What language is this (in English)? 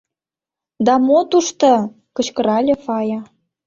Mari